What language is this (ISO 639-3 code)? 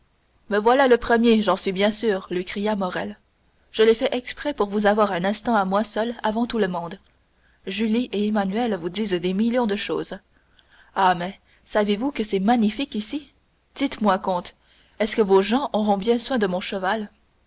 fra